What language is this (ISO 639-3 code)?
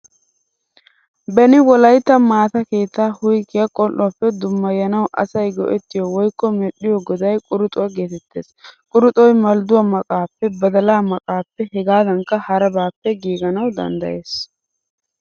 wal